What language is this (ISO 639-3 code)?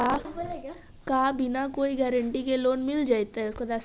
mag